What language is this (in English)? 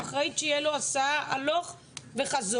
Hebrew